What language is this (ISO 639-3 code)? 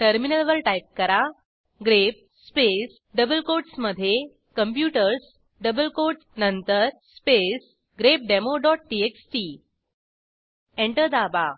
mar